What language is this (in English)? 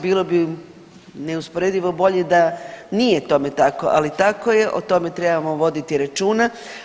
Croatian